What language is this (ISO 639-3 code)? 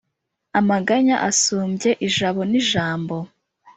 kin